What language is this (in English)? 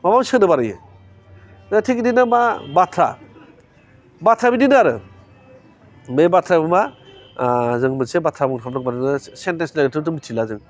Bodo